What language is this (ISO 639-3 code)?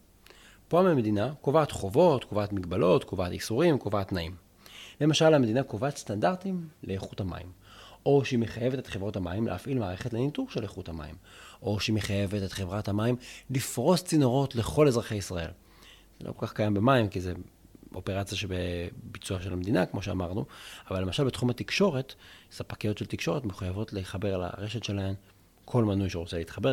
heb